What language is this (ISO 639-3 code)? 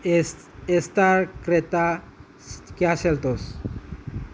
mni